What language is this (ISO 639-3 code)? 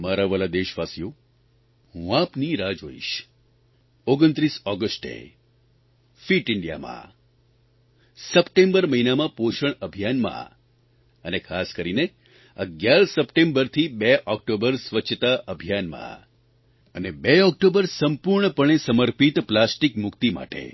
guj